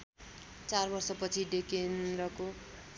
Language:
Nepali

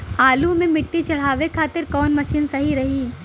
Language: Bhojpuri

